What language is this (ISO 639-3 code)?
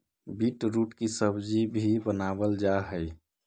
mag